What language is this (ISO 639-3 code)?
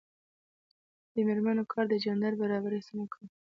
pus